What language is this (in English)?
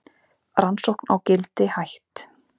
Icelandic